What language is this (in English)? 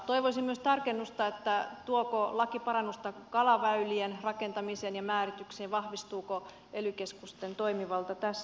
Finnish